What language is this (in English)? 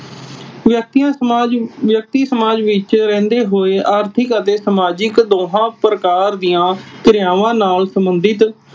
Punjabi